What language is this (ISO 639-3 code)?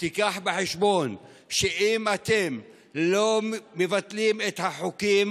heb